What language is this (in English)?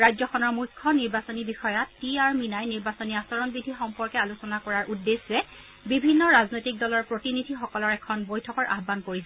Assamese